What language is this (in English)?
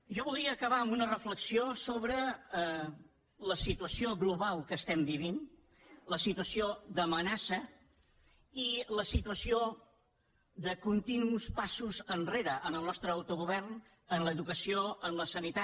Catalan